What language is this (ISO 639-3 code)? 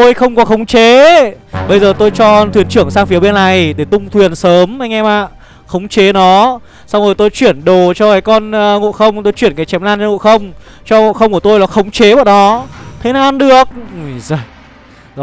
vie